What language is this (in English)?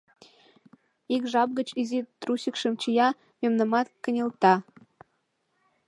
Mari